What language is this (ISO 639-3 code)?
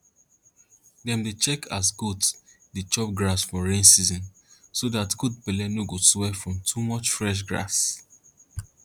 pcm